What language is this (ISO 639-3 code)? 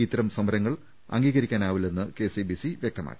mal